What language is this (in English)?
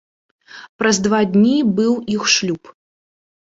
Belarusian